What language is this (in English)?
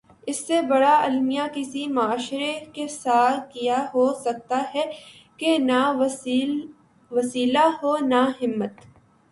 Urdu